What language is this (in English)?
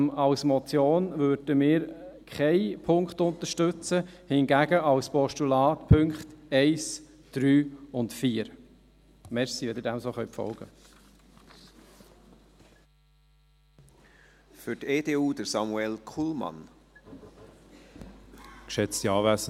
Swiss German